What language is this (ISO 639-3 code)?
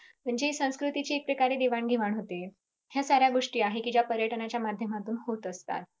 mar